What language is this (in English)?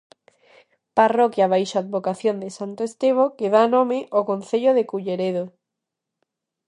Galician